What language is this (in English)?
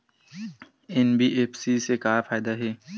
Chhattisgarhi